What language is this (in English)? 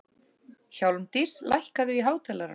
Icelandic